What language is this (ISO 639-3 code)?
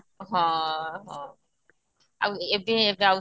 ori